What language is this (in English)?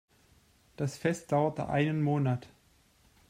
German